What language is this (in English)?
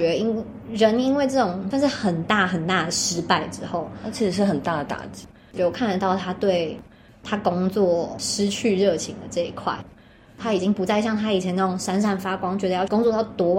Chinese